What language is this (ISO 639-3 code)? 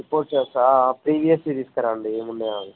tel